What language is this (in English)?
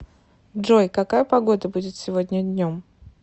Russian